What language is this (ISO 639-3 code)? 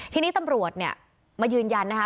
tha